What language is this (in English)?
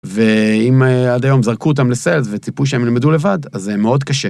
Hebrew